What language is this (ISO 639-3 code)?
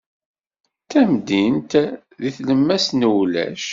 kab